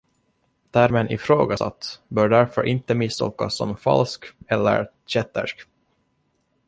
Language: Swedish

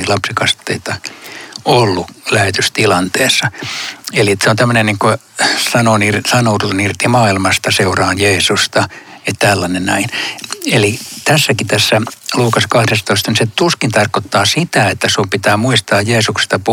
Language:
Finnish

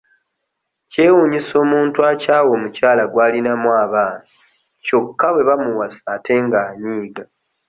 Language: Ganda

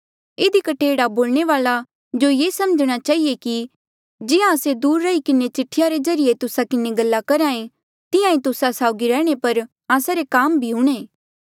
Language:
Mandeali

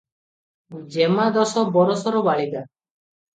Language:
Odia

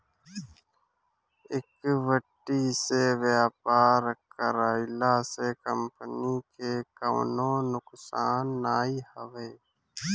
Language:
Bhojpuri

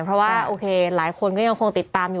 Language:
Thai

